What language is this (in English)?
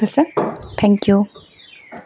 Assamese